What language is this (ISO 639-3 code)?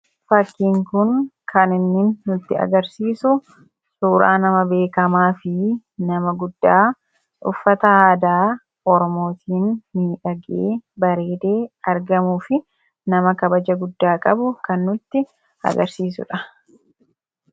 orm